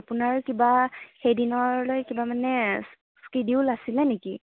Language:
Assamese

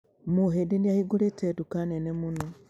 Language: Kikuyu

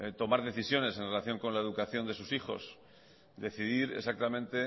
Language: Spanish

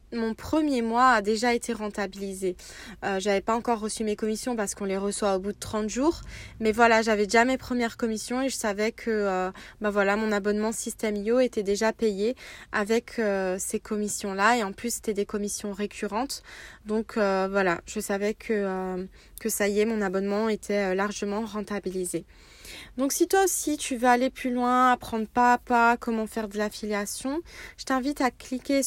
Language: French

